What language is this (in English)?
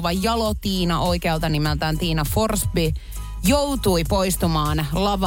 Finnish